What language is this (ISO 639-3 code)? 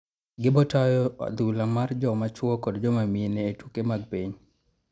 luo